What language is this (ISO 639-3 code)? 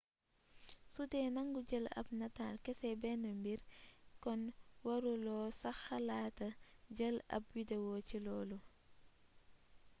wol